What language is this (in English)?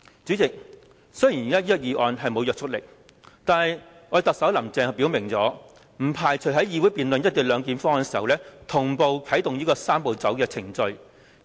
Cantonese